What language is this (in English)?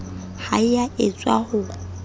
Southern Sotho